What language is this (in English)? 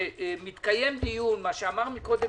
Hebrew